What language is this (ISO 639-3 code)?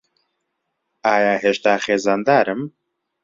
ckb